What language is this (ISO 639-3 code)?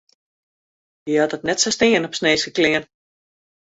fry